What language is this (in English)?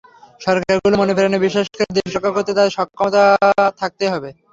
Bangla